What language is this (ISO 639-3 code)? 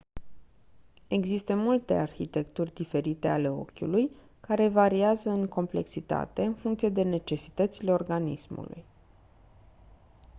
ron